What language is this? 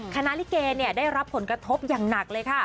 Thai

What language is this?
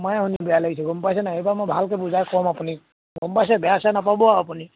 Assamese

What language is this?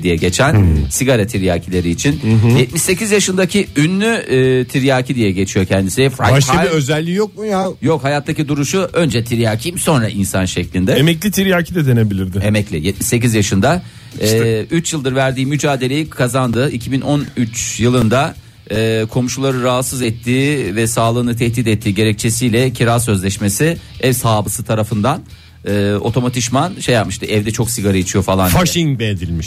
Turkish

